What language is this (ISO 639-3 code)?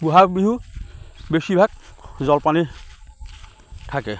asm